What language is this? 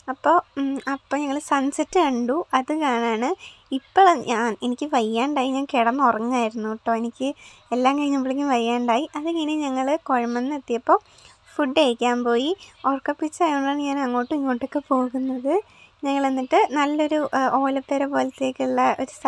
Malayalam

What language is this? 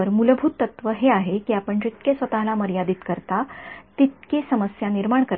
Marathi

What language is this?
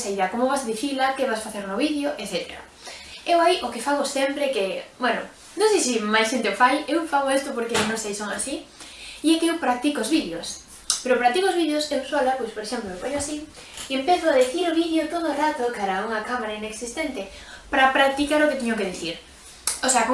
Galician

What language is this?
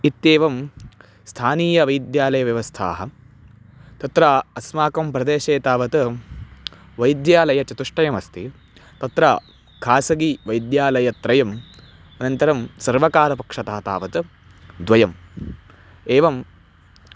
Sanskrit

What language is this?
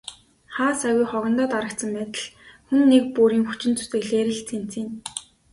Mongolian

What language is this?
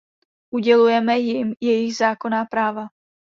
Czech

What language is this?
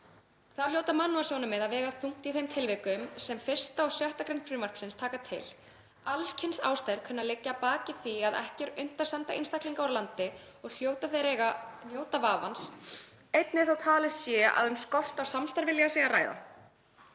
Icelandic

